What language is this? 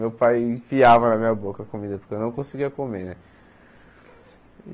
Portuguese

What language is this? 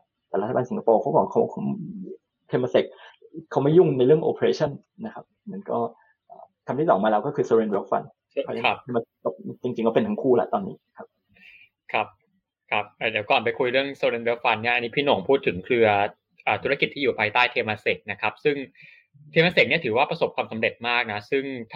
Thai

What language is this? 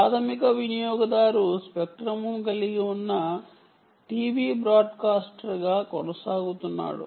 Telugu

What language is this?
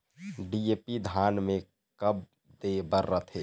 Chhattisgarhi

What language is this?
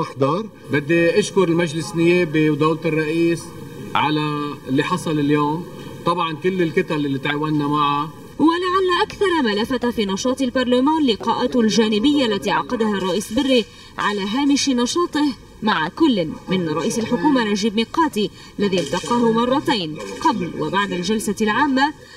Arabic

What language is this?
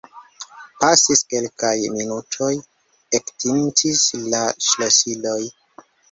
Esperanto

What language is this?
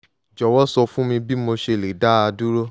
Yoruba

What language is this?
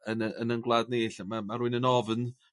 Welsh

